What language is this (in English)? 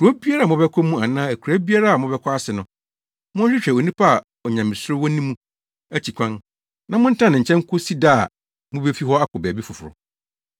Akan